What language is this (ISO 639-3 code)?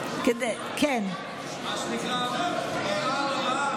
heb